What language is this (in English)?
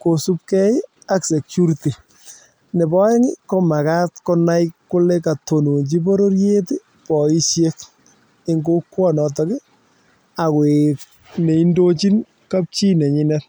Kalenjin